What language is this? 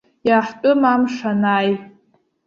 Abkhazian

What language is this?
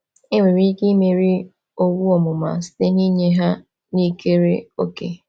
Igbo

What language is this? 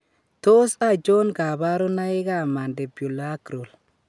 Kalenjin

